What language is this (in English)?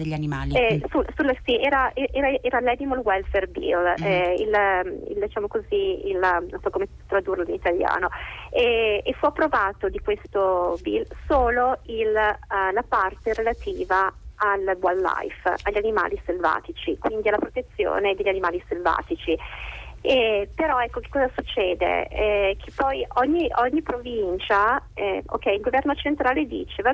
Italian